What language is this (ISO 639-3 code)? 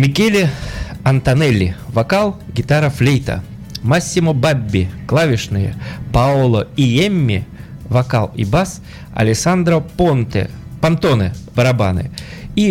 rus